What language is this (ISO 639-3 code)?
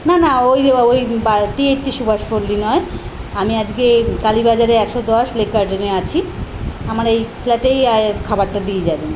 ben